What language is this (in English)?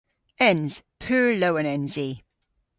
Cornish